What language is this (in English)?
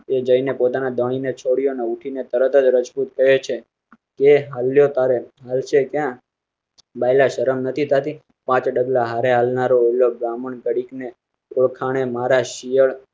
Gujarati